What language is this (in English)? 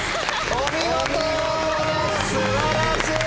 Japanese